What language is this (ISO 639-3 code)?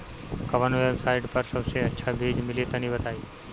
bho